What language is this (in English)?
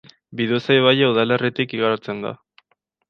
Basque